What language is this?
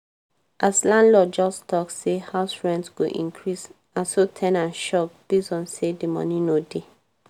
Nigerian Pidgin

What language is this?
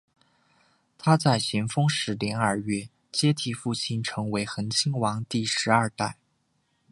Chinese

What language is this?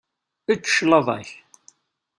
Kabyle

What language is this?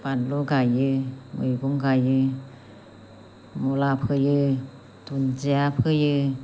Bodo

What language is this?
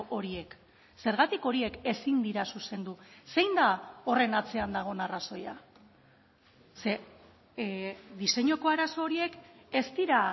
Basque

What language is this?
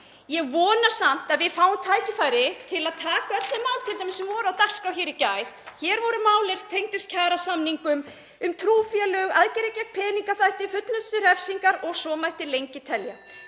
Icelandic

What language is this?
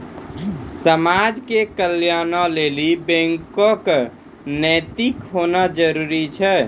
Maithili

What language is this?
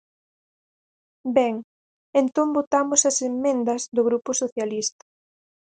Galician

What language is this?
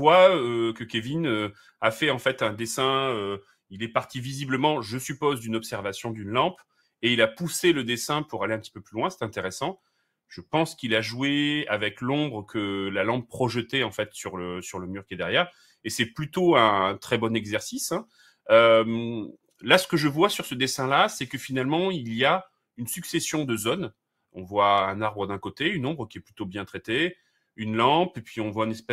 French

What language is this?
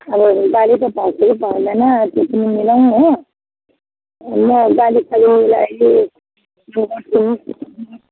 Nepali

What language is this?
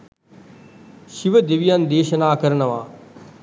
Sinhala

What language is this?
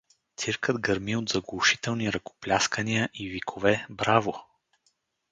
Bulgarian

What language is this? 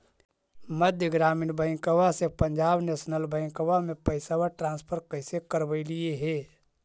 Magahi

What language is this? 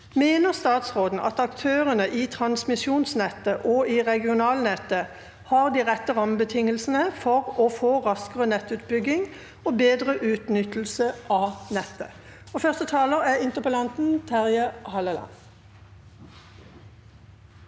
Norwegian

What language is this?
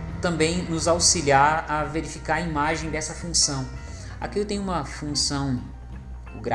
Portuguese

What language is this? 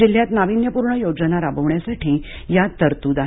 Marathi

